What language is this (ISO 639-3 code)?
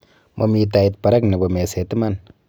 kln